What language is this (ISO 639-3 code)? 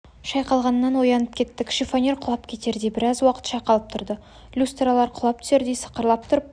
kaz